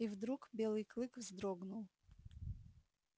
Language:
Russian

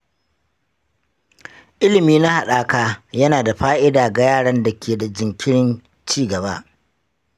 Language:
Hausa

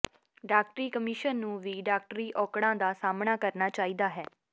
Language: Punjabi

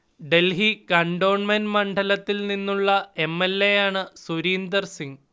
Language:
Malayalam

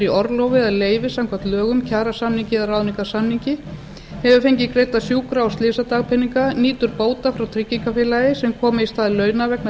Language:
Icelandic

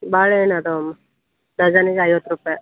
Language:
Kannada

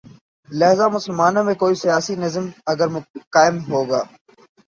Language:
Urdu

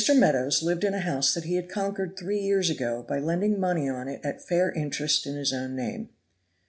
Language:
English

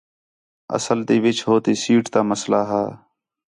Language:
Khetrani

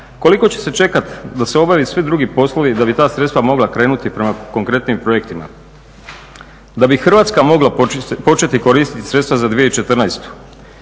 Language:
Croatian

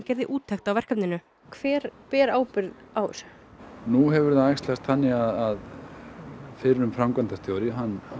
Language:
Icelandic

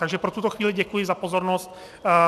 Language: Czech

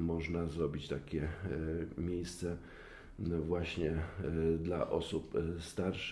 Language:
Polish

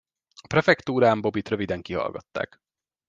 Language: Hungarian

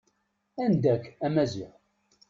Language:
Kabyle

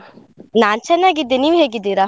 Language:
Kannada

